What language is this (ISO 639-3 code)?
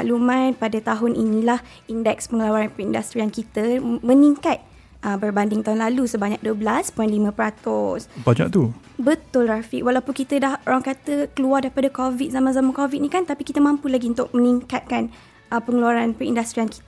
msa